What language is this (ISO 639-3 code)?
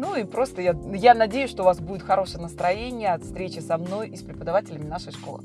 rus